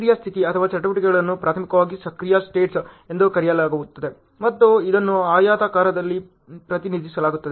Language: Kannada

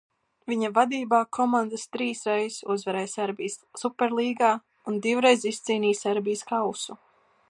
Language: Latvian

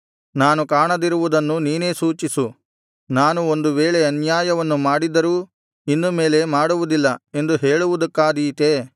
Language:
Kannada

